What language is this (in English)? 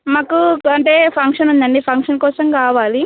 Telugu